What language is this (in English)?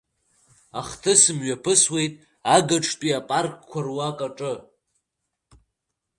Abkhazian